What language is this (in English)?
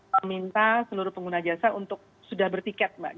Indonesian